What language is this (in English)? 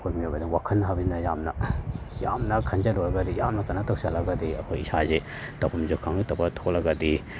Manipuri